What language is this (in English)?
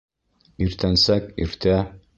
Bashkir